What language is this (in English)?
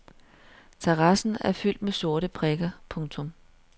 Danish